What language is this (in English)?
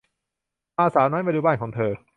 Thai